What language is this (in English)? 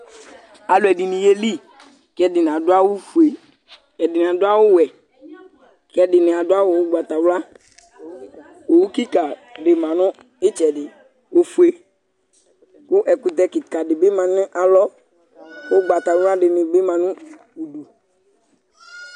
Ikposo